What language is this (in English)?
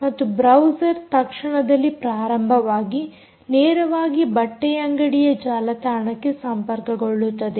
Kannada